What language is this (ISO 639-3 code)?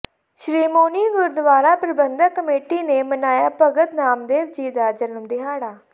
pan